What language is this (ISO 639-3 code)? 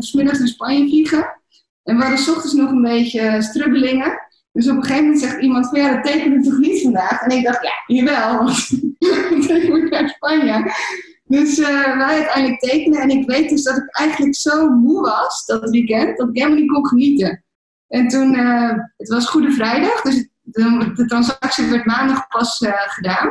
nld